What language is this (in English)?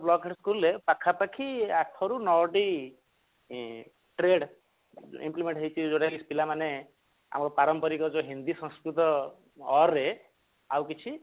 Odia